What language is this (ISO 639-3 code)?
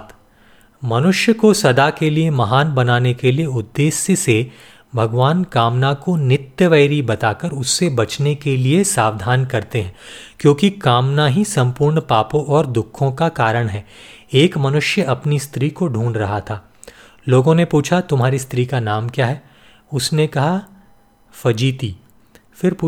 hin